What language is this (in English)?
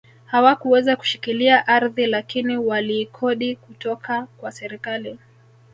Swahili